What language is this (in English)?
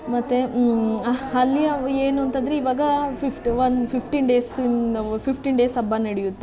Kannada